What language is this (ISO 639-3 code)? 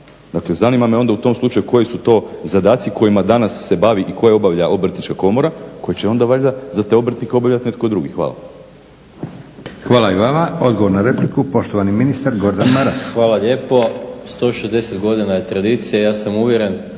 hrv